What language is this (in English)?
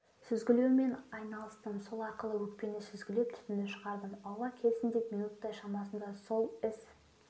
Kazakh